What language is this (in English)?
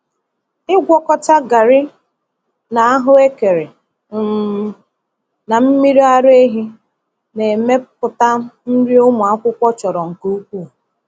Igbo